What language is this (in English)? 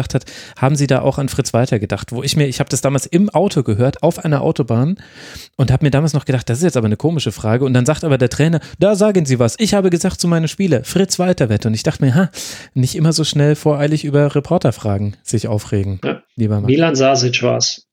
German